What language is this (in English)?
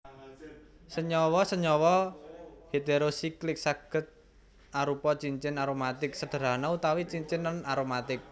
Javanese